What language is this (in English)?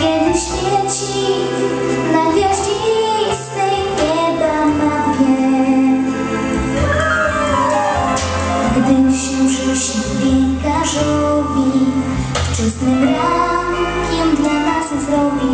Polish